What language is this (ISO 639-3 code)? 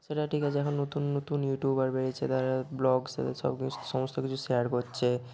ben